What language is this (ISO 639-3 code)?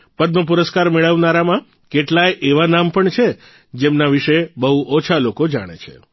guj